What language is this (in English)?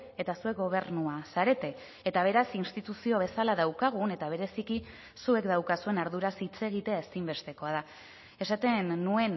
Basque